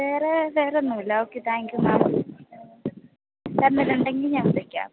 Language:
Malayalam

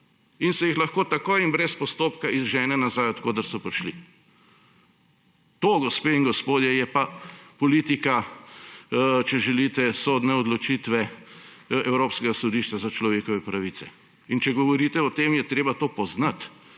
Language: Slovenian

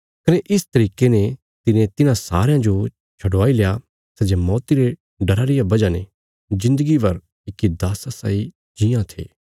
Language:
Bilaspuri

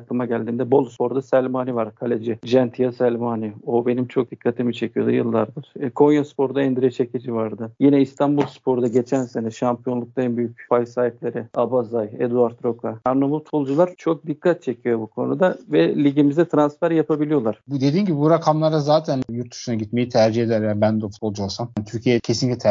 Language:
Turkish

